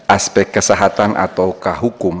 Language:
Indonesian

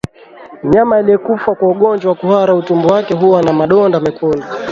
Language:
Swahili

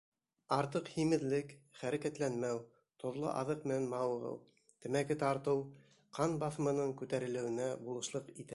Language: Bashkir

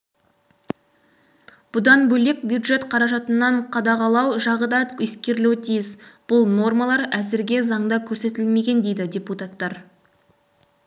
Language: Kazakh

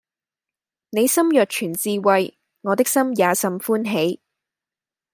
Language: Cantonese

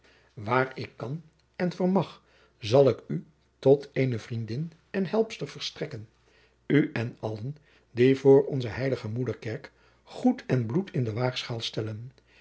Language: Dutch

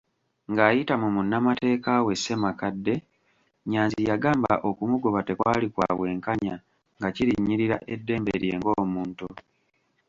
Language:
Ganda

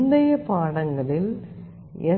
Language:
Tamil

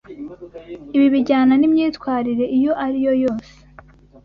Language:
Kinyarwanda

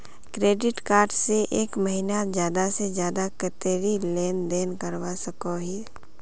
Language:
Magahi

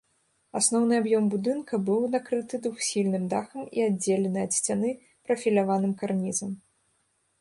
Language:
Belarusian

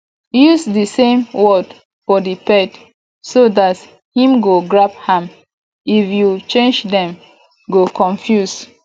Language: Nigerian Pidgin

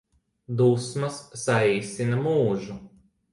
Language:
Latvian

